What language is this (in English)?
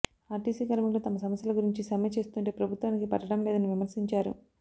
Telugu